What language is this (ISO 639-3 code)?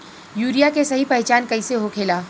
bho